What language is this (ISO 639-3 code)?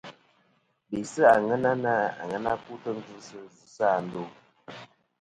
bkm